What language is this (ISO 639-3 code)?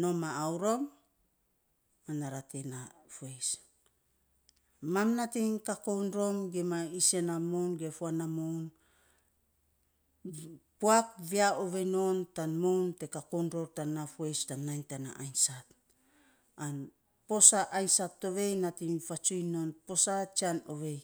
sps